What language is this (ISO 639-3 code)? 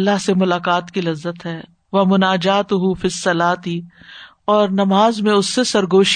urd